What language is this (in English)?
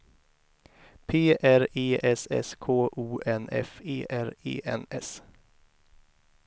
Swedish